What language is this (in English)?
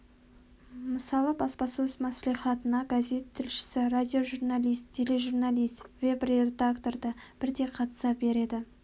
Kazakh